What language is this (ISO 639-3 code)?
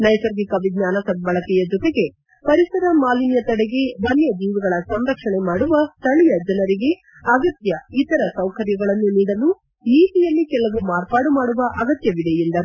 kan